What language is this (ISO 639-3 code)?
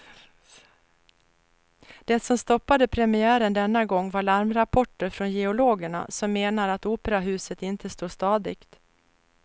swe